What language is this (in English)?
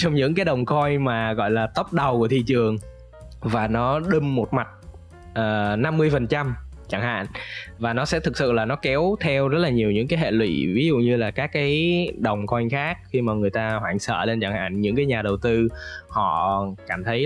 Vietnamese